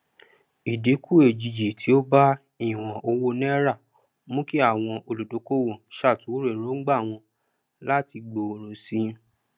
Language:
Yoruba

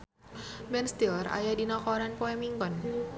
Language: Sundanese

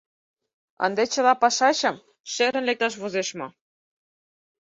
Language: Mari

